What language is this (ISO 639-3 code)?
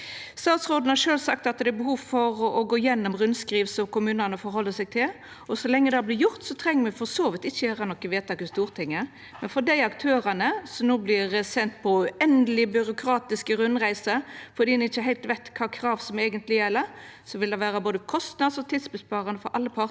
nor